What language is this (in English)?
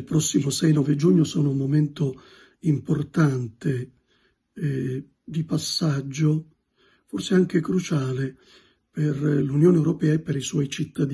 Italian